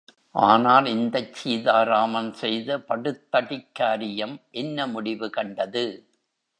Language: Tamil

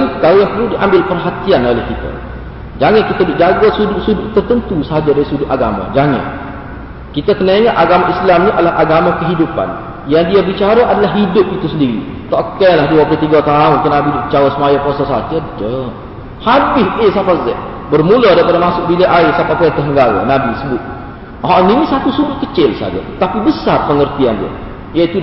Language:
Malay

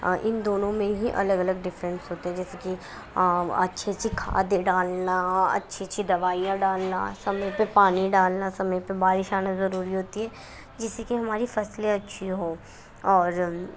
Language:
Urdu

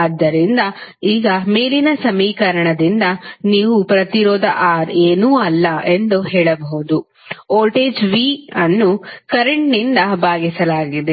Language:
Kannada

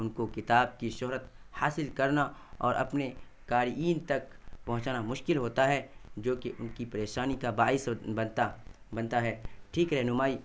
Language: Urdu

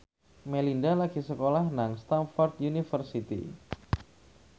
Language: Javanese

